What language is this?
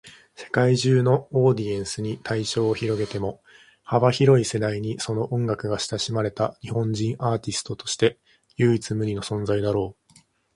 Japanese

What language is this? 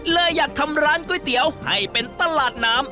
Thai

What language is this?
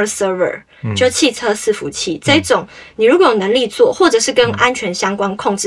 Chinese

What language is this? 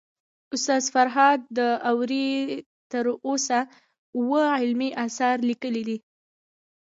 Pashto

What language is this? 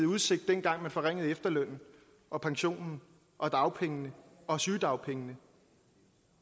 Danish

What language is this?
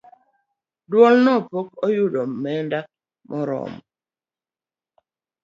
Luo (Kenya and Tanzania)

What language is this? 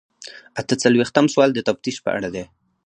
Pashto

